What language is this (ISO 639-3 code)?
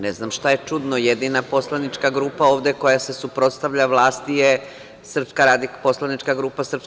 srp